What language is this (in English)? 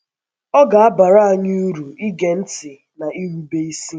Igbo